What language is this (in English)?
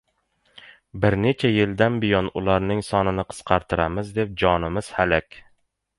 Uzbek